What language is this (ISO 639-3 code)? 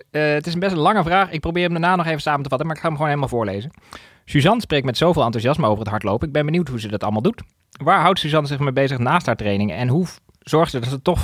nld